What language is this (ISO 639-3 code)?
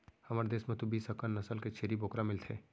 hne